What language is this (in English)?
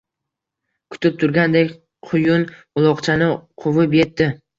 Uzbek